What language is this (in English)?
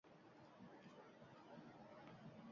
Uzbek